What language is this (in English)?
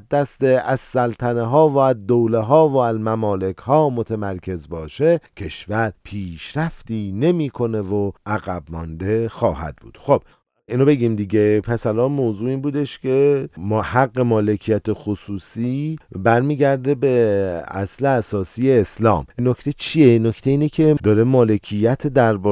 Persian